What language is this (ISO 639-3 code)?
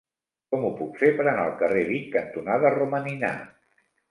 cat